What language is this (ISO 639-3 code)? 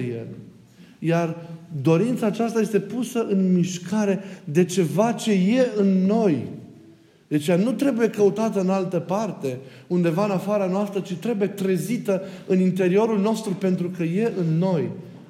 ron